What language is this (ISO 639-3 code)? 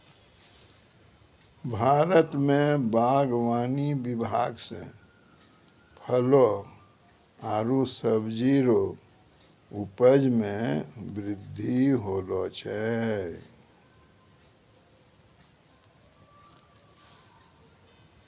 mai